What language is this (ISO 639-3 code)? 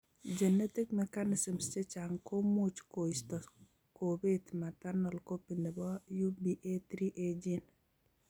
kln